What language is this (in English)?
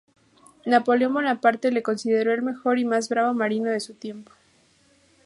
Spanish